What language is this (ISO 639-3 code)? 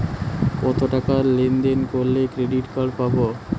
ben